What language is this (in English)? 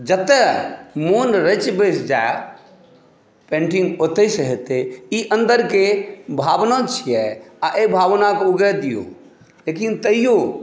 Maithili